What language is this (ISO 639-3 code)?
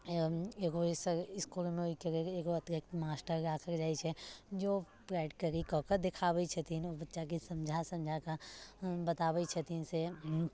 mai